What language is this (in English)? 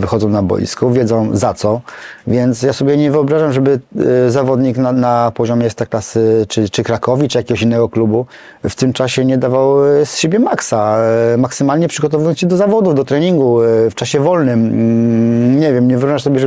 Polish